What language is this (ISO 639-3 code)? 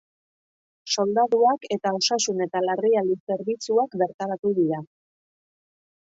eus